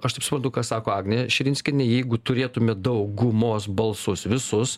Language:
Lithuanian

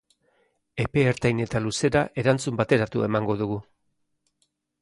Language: Basque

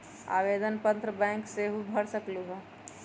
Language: Magahi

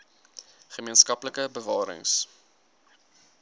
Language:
Afrikaans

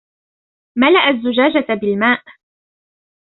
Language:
Arabic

